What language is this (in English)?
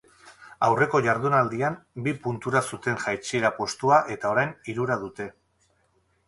Basque